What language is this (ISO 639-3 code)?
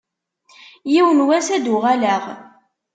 kab